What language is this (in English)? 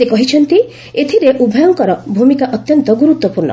Odia